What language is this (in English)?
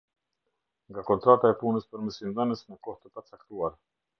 Albanian